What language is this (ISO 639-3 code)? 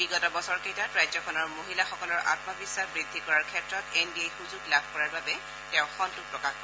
asm